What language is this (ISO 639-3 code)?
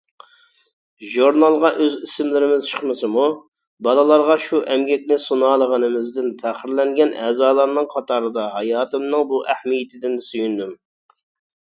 uig